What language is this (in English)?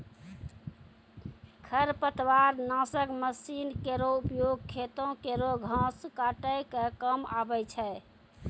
Maithili